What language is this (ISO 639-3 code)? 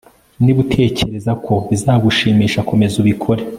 kin